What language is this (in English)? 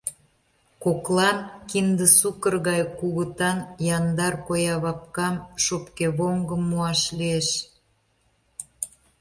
Mari